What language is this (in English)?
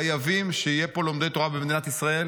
Hebrew